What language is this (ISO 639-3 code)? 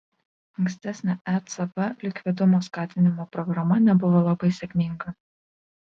lit